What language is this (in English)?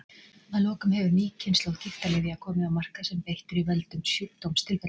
Icelandic